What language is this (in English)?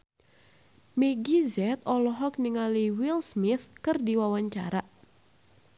Sundanese